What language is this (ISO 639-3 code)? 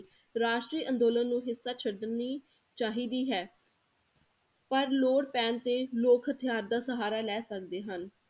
pan